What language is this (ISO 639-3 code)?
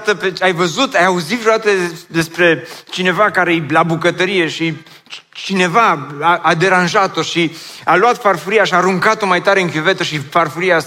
ron